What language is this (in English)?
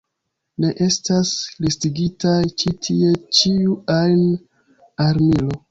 Esperanto